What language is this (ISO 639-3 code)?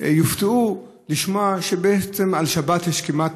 heb